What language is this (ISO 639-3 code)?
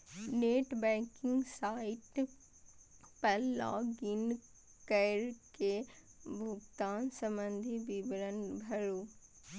mai